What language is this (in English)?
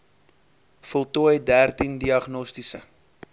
Afrikaans